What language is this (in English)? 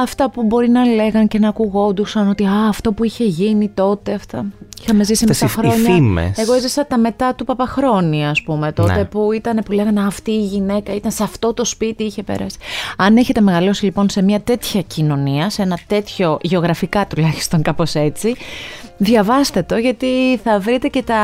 Greek